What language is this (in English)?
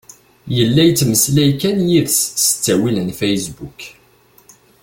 Kabyle